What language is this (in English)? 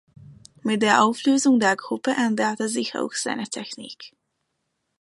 German